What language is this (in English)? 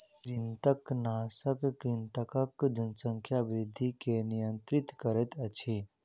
Maithili